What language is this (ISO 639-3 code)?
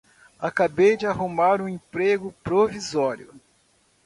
por